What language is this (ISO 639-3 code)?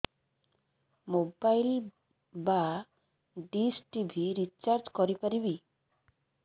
ori